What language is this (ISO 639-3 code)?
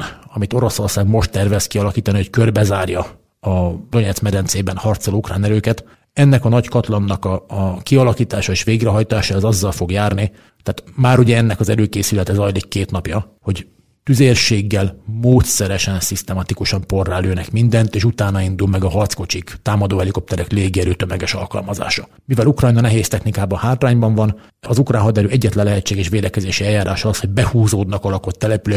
hun